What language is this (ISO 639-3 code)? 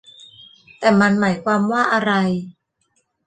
tha